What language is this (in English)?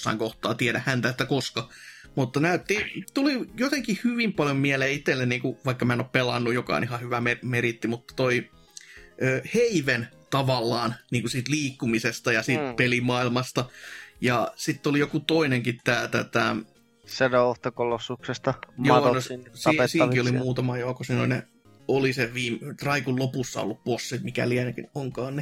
Finnish